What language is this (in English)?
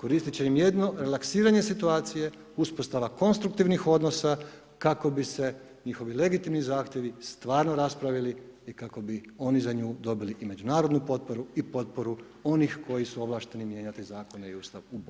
Croatian